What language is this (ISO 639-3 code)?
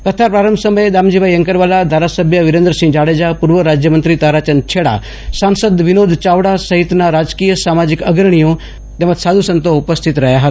guj